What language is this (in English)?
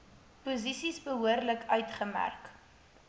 Afrikaans